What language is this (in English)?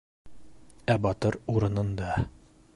Bashkir